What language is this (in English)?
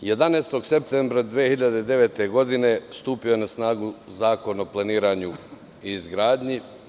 Serbian